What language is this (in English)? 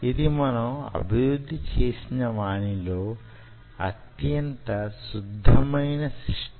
Telugu